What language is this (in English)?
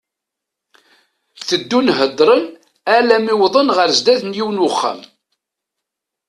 Kabyle